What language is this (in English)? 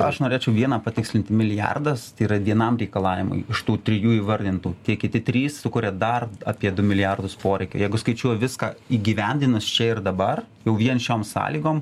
Lithuanian